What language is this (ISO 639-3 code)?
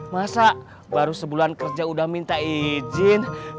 ind